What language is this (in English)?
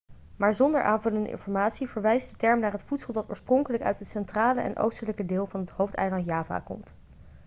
Dutch